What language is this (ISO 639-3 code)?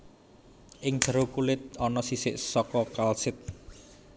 jav